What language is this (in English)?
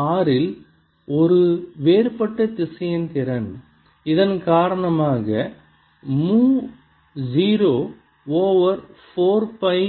Tamil